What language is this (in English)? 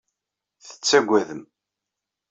Kabyle